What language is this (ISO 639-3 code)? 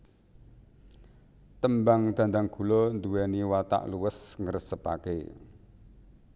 jav